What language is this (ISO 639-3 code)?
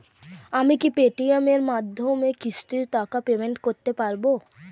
ben